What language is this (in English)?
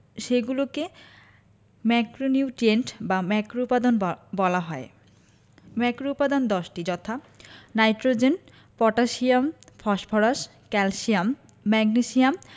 Bangla